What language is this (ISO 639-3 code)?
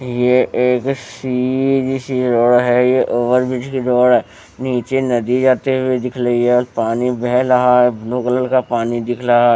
hin